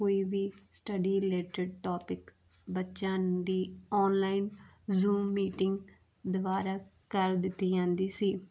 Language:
Punjabi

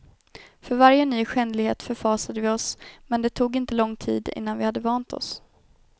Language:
Swedish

